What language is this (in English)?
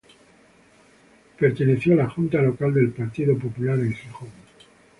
Spanish